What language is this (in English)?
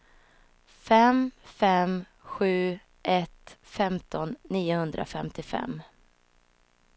Swedish